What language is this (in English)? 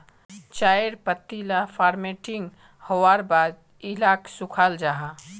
Magahi